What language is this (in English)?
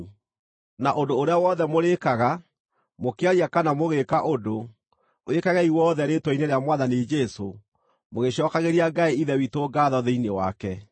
Kikuyu